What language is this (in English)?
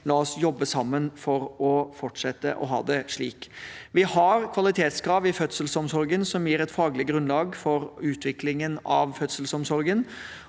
Norwegian